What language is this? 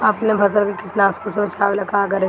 Bhojpuri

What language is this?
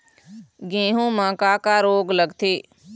Chhattisgarhi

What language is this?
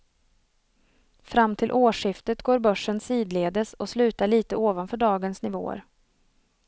Swedish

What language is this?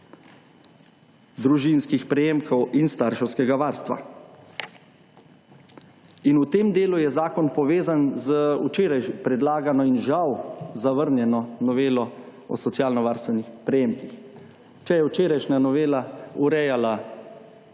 Slovenian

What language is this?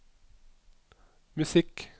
Norwegian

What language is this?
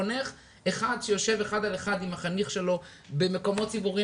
Hebrew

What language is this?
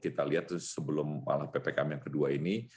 Indonesian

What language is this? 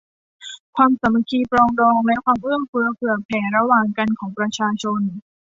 Thai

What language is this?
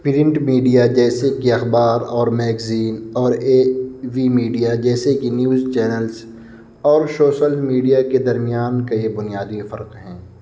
Urdu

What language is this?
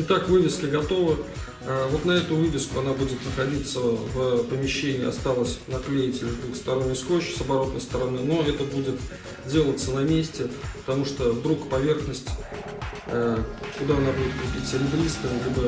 Russian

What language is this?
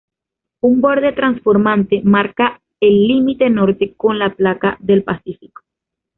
Spanish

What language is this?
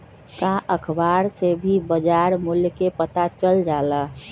Magahi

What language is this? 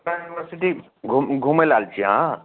Maithili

